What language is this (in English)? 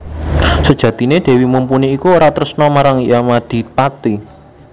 Javanese